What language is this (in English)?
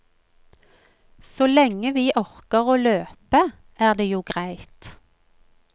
Norwegian